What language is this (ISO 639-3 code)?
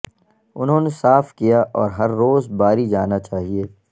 urd